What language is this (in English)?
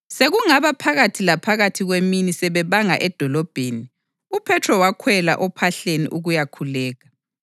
North Ndebele